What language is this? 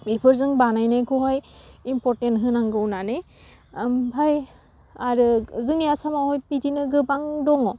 Bodo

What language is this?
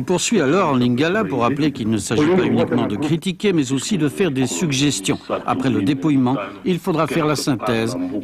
French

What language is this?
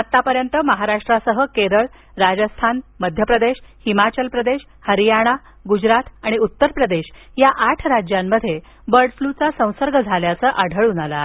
Marathi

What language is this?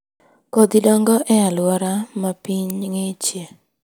Luo (Kenya and Tanzania)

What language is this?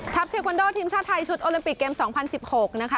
Thai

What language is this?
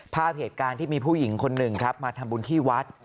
Thai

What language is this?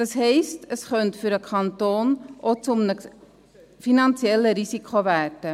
Swiss German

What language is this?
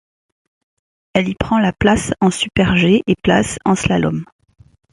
French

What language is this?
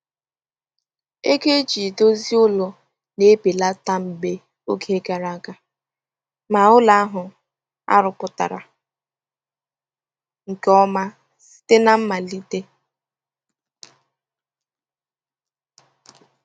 Igbo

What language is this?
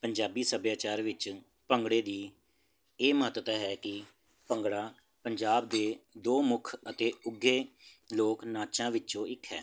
Punjabi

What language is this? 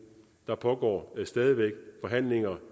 Danish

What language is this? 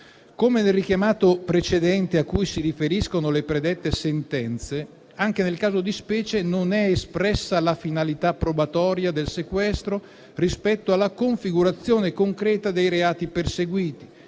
Italian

